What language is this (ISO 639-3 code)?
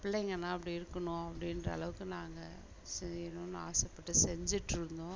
tam